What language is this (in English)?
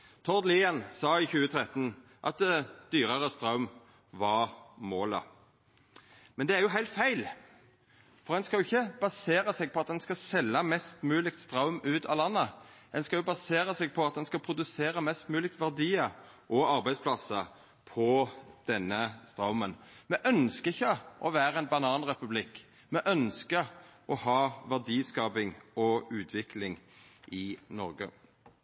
Norwegian Nynorsk